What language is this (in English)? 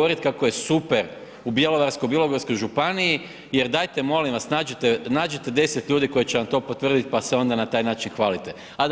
Croatian